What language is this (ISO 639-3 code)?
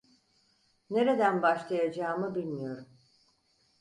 tur